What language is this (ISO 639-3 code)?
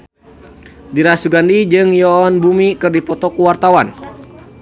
sun